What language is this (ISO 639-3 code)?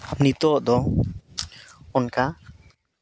sat